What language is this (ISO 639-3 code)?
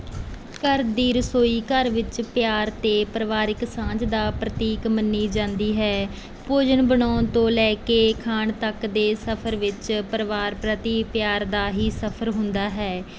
pan